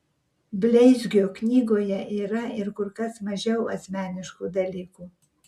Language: Lithuanian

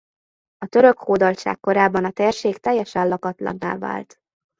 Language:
Hungarian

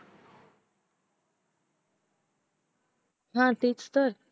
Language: Marathi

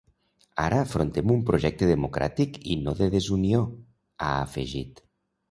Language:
Catalan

